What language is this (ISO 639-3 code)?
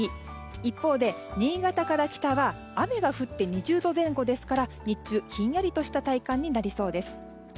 jpn